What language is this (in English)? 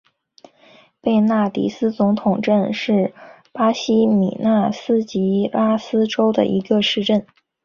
Chinese